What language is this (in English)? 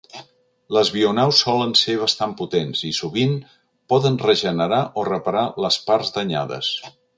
Catalan